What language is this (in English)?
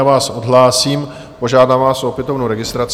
Czech